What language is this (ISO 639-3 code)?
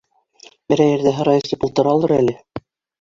bak